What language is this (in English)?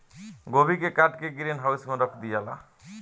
Bhojpuri